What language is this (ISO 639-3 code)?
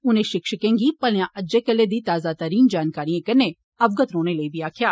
doi